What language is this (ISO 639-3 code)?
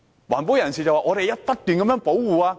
yue